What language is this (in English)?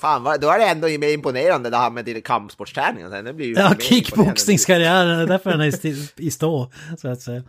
Swedish